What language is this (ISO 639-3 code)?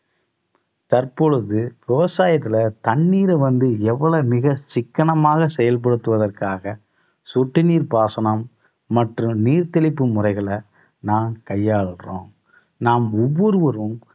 tam